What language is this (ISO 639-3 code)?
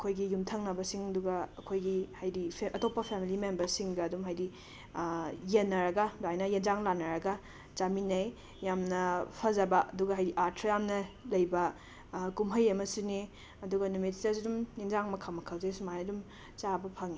mni